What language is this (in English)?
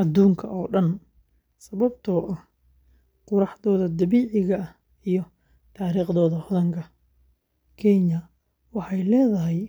Somali